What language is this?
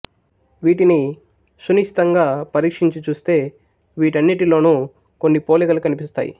Telugu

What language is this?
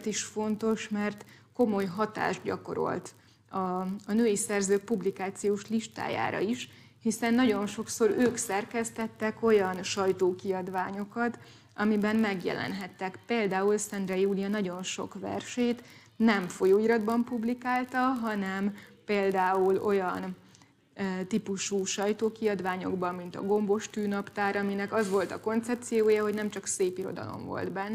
Hungarian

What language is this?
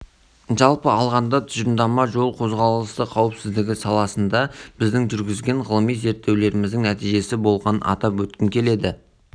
Kazakh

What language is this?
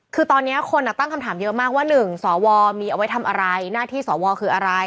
Thai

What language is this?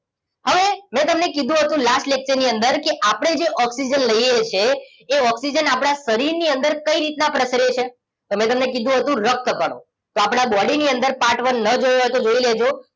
Gujarati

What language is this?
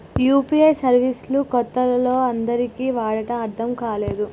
Telugu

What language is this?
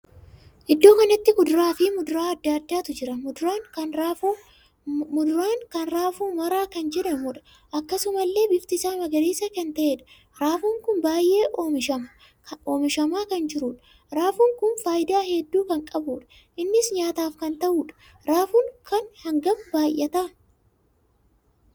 Oromo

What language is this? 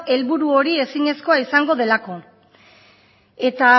Basque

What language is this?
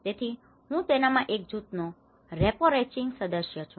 Gujarati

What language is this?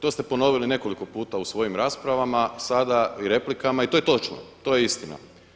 Croatian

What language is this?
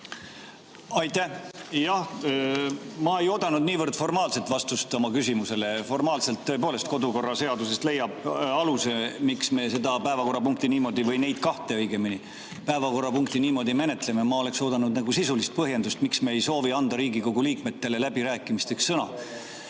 Estonian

